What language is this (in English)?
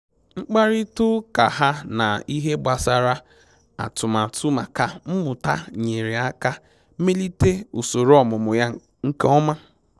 Igbo